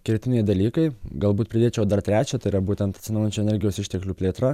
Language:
Lithuanian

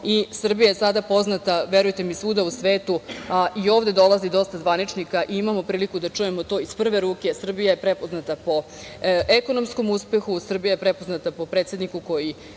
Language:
Serbian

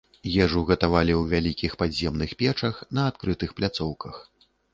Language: Belarusian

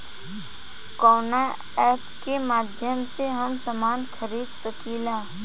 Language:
Bhojpuri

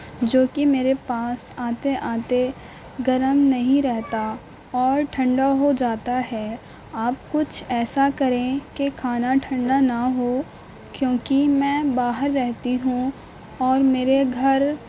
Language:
Urdu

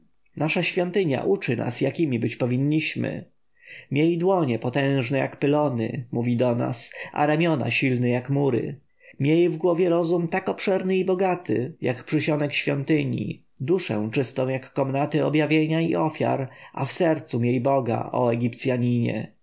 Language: Polish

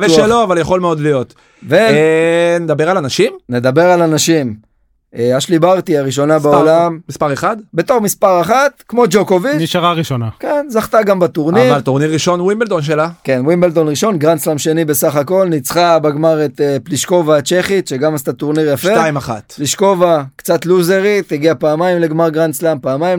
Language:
Hebrew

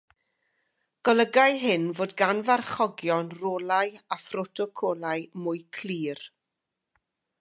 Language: Welsh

